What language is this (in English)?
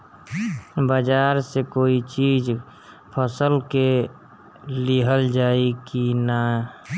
Bhojpuri